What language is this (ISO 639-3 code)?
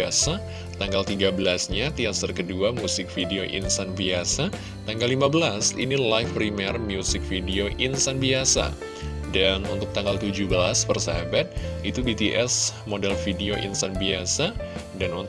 ind